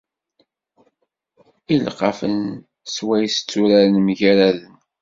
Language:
Kabyle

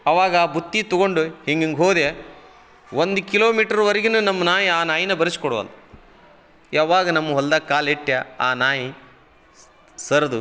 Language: Kannada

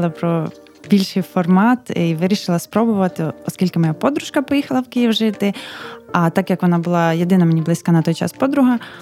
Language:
Ukrainian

